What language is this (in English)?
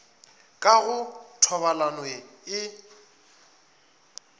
Northern Sotho